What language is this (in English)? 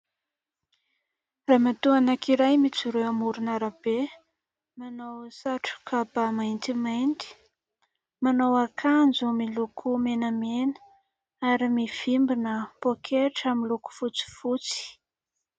Malagasy